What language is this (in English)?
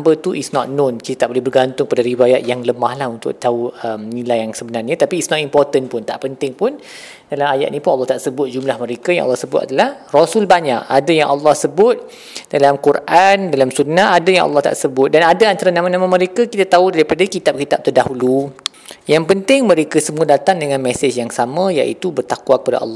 Malay